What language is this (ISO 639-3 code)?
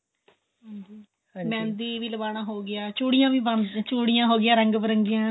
pan